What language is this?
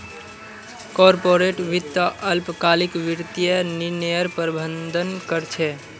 Magahi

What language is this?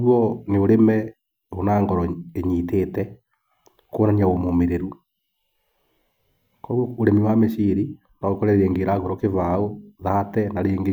Kikuyu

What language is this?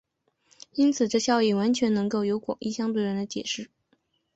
Chinese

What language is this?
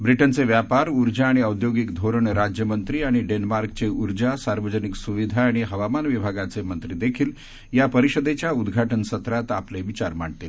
Marathi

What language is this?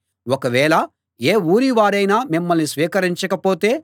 Telugu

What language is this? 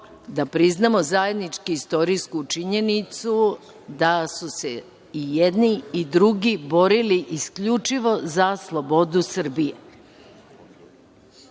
Serbian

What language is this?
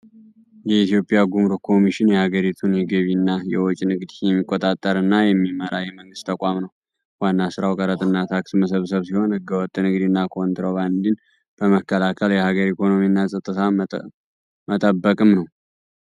Amharic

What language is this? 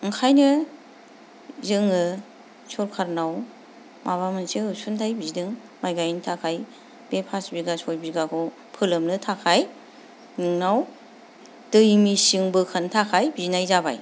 Bodo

